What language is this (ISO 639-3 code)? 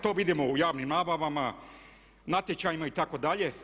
hrv